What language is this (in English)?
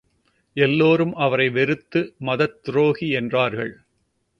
Tamil